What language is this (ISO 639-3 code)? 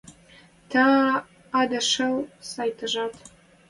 mrj